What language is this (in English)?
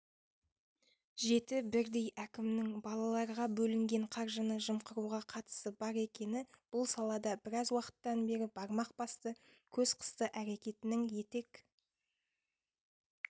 Kazakh